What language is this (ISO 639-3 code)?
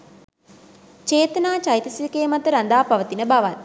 sin